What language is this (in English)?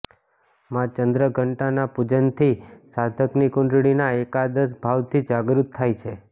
Gujarati